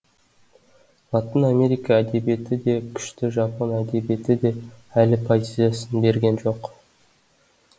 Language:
Kazakh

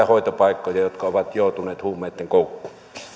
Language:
Finnish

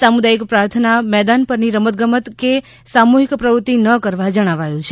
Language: Gujarati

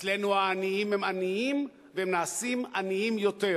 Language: Hebrew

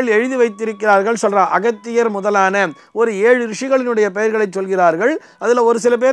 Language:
Tamil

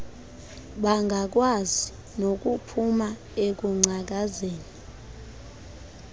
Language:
Xhosa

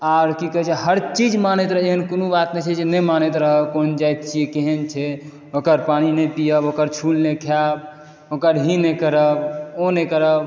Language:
Maithili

